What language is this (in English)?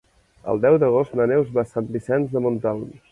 Catalan